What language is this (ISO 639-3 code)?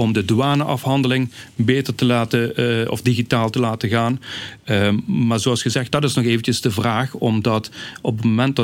nld